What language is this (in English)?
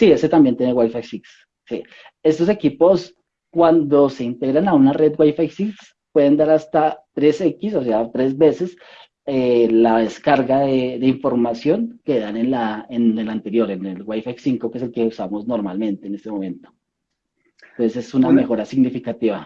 Spanish